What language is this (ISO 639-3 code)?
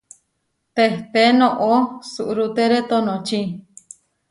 var